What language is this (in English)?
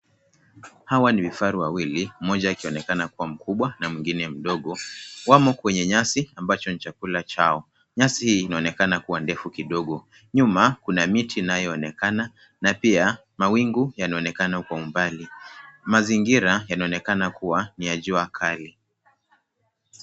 Swahili